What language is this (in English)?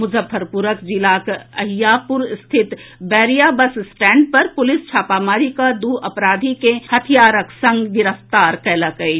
Maithili